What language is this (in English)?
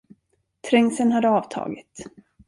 Swedish